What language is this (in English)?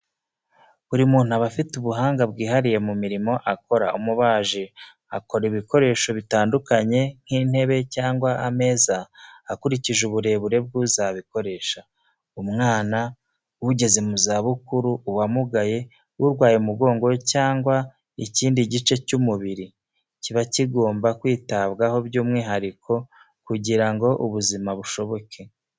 Kinyarwanda